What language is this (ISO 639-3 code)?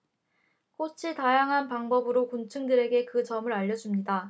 kor